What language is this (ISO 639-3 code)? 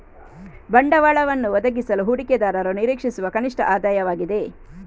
kan